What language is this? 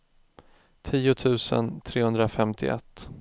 Swedish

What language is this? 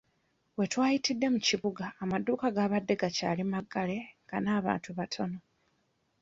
Ganda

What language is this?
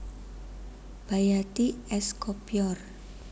Javanese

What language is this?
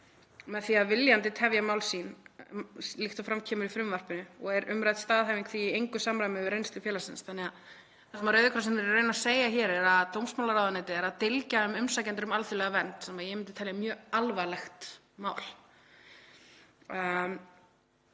Icelandic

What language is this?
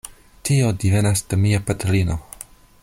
Esperanto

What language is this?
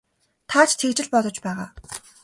Mongolian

